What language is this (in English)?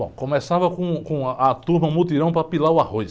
Portuguese